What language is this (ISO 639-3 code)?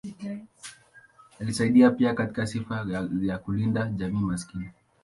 swa